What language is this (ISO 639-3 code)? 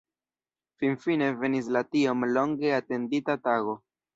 epo